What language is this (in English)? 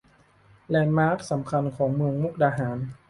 Thai